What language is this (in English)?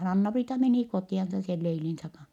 Finnish